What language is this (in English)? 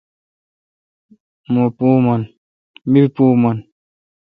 Kalkoti